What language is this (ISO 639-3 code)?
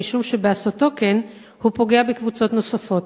heb